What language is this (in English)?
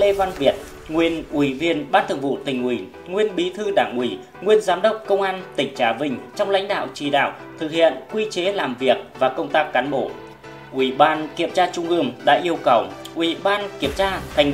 Vietnamese